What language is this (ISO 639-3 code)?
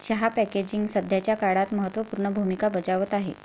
mar